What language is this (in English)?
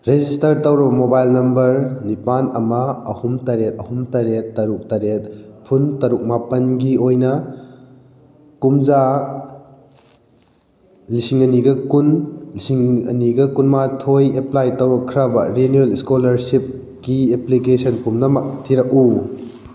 Manipuri